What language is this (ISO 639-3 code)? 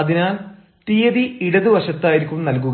mal